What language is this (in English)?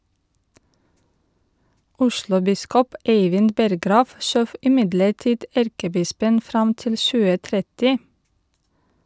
Norwegian